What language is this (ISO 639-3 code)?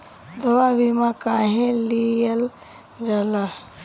bho